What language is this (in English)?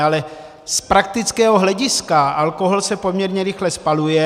Czech